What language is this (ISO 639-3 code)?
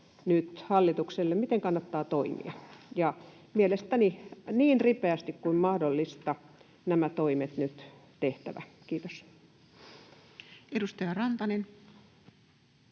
fin